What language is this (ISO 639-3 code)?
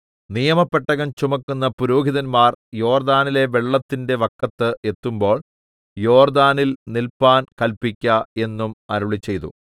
mal